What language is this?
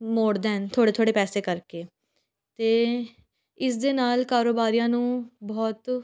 Punjabi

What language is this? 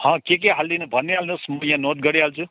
Nepali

